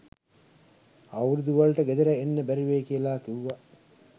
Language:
Sinhala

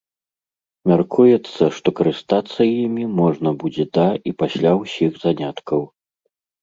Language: Belarusian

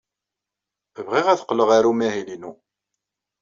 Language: Kabyle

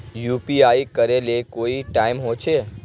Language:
Magahi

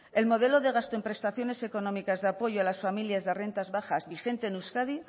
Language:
Spanish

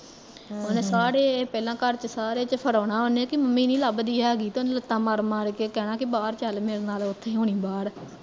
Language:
Punjabi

